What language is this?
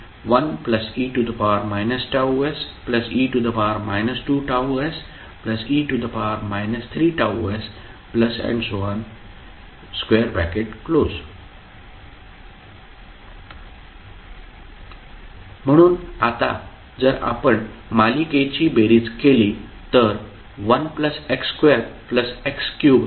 Marathi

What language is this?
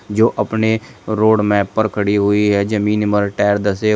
Hindi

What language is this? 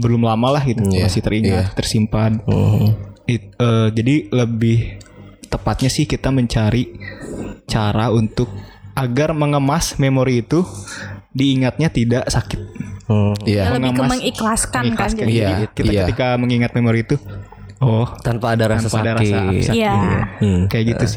Indonesian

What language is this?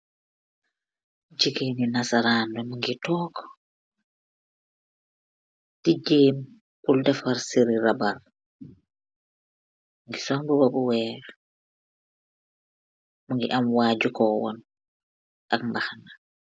Wolof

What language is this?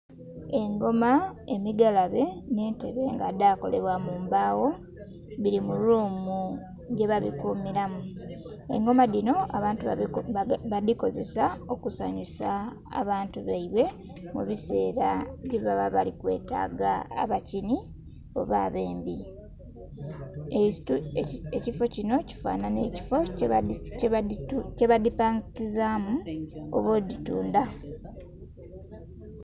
Soga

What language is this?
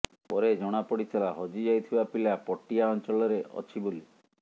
Odia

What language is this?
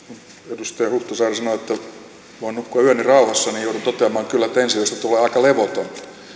Finnish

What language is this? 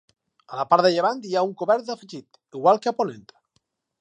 Catalan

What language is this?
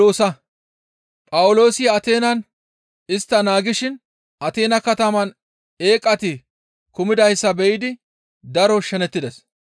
Gamo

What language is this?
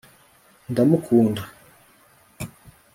Kinyarwanda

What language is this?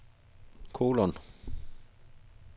Danish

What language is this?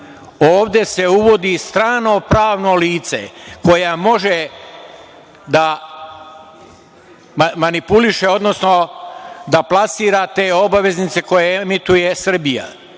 Serbian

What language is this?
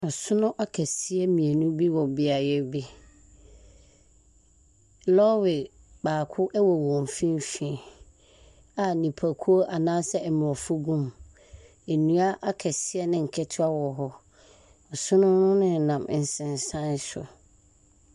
Akan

